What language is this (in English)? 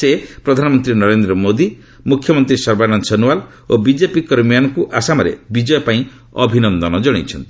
Odia